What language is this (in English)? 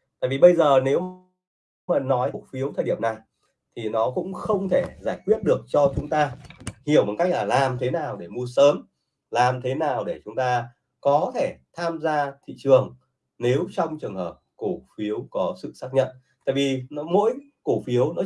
Vietnamese